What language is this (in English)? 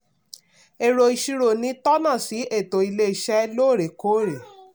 Yoruba